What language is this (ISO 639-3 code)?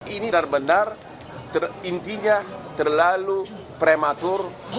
ind